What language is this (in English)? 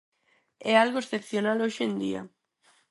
Galician